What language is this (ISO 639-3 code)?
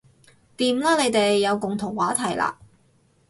yue